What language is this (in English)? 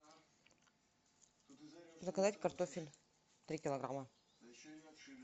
Russian